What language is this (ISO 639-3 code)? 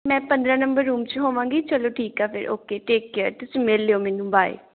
pan